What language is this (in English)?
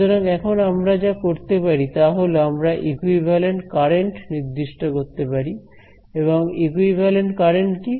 Bangla